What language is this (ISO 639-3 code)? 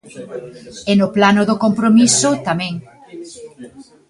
glg